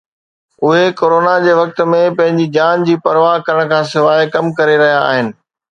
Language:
Sindhi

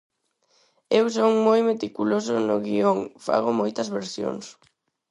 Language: Galician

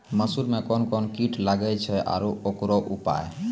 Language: Maithili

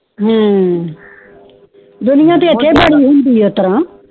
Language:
Punjabi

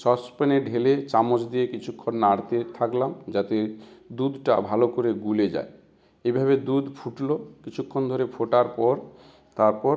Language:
Bangla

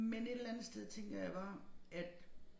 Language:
Danish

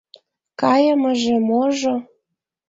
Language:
Mari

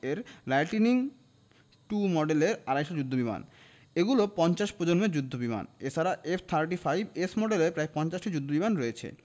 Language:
Bangla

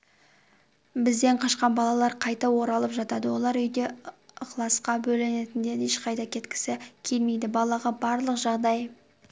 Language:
Kazakh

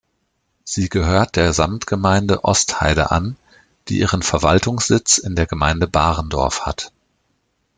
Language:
German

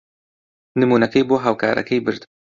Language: Central Kurdish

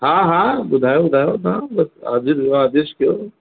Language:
Sindhi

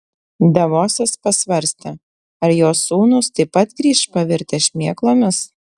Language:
Lithuanian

